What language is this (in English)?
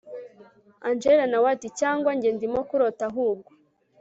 Kinyarwanda